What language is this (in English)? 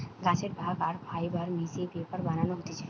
Bangla